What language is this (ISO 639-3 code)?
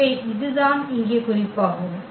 tam